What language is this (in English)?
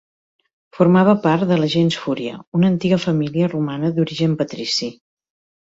Catalan